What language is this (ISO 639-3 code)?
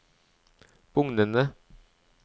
nor